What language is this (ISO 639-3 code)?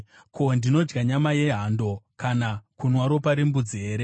sna